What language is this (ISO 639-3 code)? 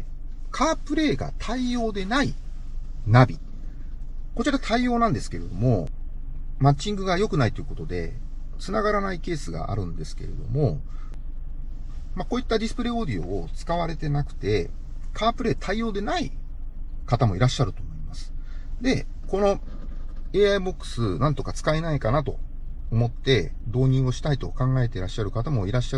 jpn